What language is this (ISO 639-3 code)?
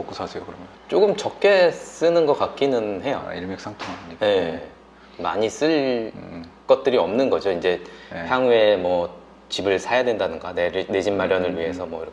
kor